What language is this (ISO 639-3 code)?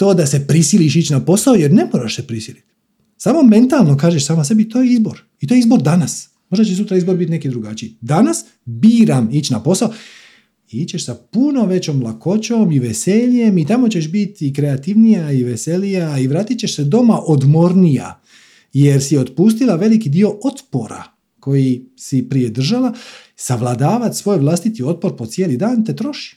hrv